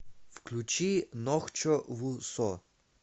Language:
Russian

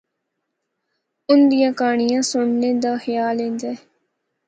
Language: Northern Hindko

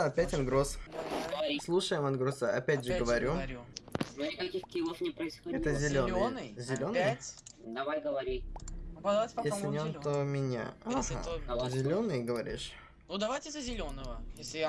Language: Russian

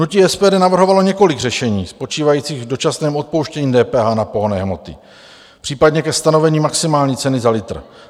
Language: Czech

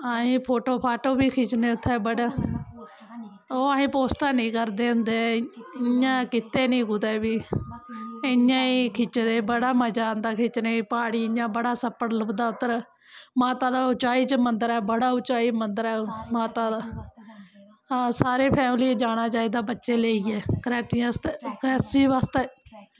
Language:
Dogri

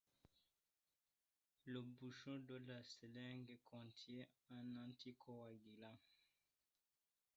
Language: French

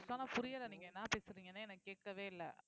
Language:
Tamil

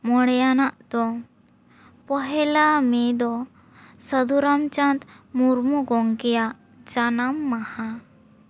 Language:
Santali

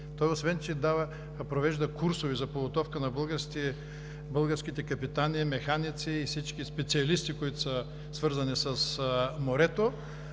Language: Bulgarian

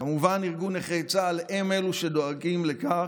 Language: Hebrew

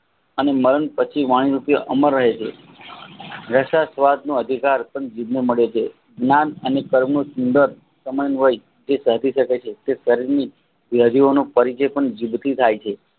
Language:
Gujarati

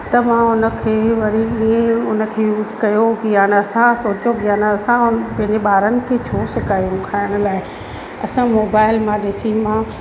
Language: Sindhi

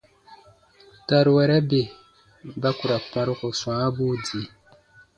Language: Baatonum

